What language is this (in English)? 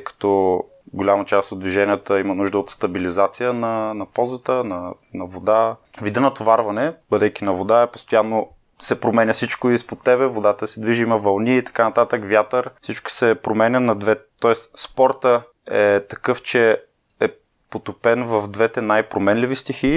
Bulgarian